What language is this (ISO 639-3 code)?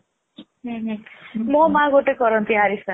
ori